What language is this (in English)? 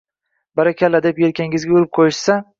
Uzbek